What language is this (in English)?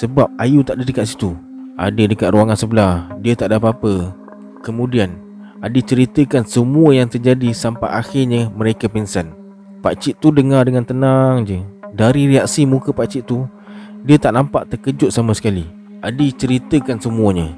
Malay